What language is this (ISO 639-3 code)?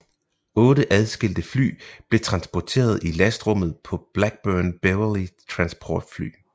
dan